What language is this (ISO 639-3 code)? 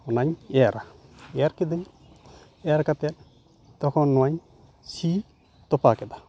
sat